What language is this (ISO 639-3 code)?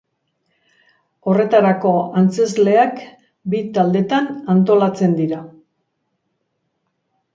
eus